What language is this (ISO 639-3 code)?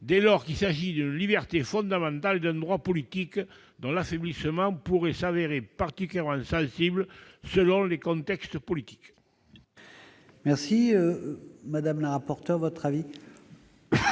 fra